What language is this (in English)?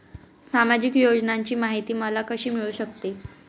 Marathi